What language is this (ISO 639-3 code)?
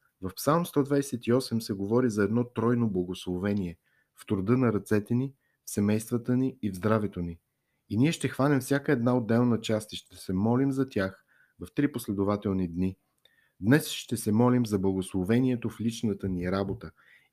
bul